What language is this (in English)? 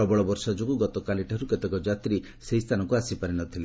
Odia